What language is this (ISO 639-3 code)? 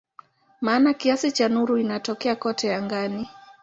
swa